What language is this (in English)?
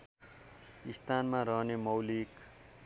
Nepali